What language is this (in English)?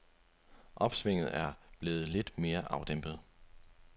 Danish